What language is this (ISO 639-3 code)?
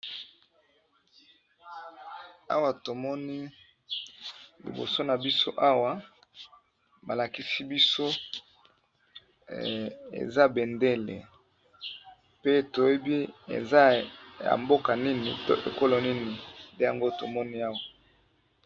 lin